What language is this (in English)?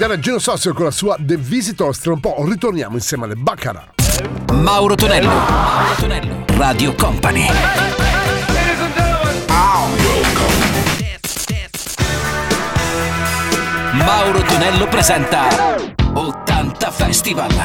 Italian